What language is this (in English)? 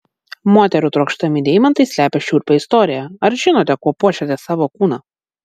Lithuanian